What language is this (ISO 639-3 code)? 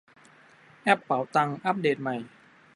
tha